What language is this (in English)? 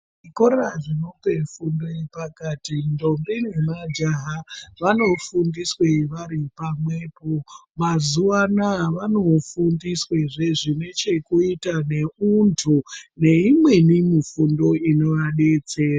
Ndau